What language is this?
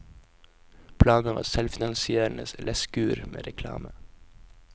Norwegian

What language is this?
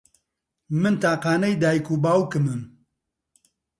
Central Kurdish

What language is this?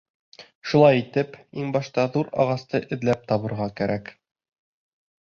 Bashkir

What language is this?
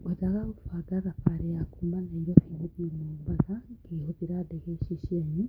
Kikuyu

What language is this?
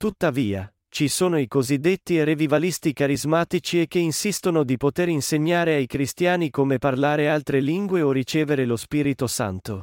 Italian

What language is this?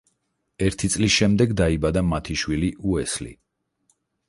Georgian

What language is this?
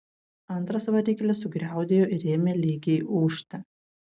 Lithuanian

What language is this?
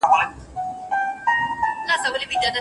Pashto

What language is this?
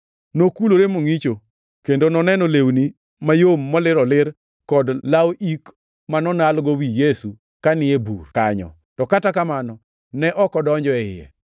Luo (Kenya and Tanzania)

